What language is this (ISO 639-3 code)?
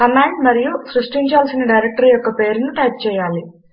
tel